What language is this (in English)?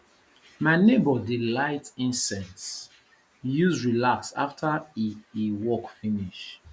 Nigerian Pidgin